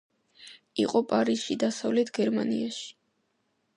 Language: Georgian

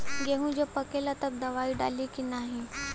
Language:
Bhojpuri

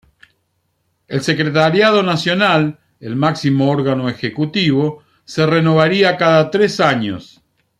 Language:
Spanish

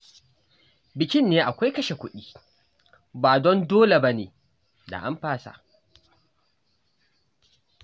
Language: Hausa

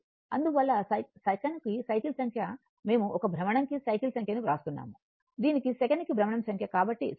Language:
Telugu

